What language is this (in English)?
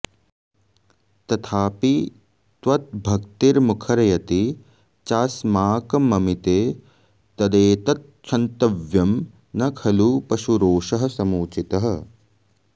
Sanskrit